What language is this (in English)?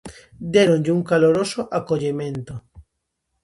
Galician